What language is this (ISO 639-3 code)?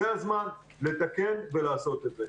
heb